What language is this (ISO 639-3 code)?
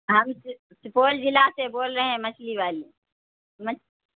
urd